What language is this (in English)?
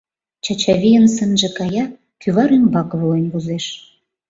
Mari